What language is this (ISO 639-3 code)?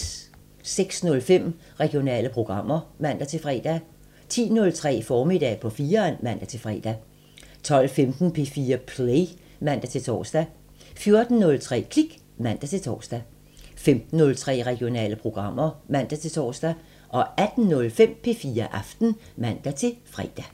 dan